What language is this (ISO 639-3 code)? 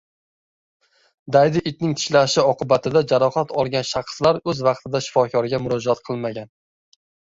uzb